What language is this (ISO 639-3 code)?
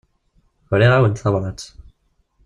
kab